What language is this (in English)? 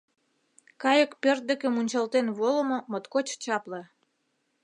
Mari